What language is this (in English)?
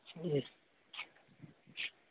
Dogri